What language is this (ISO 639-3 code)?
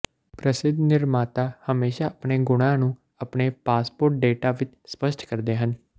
pan